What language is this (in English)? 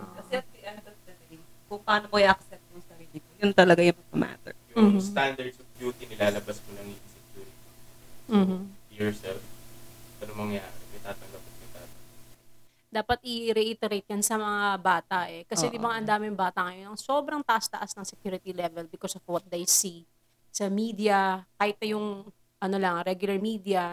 Filipino